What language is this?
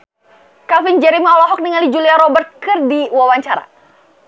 Sundanese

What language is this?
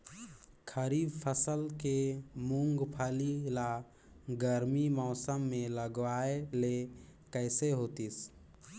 Chhattisgarhi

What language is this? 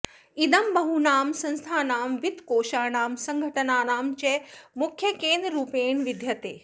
Sanskrit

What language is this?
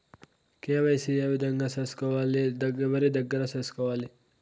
Telugu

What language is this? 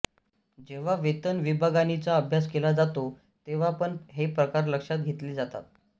Marathi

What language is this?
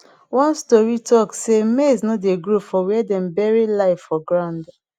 Nigerian Pidgin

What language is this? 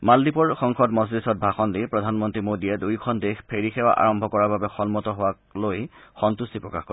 Assamese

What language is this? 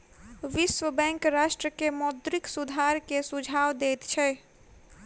Maithili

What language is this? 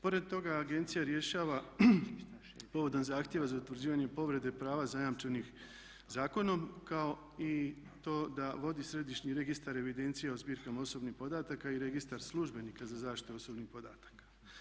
Croatian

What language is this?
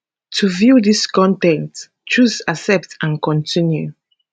Nigerian Pidgin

